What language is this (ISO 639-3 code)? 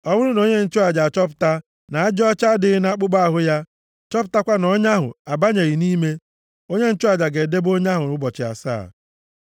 ibo